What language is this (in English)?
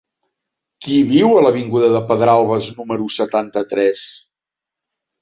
Catalan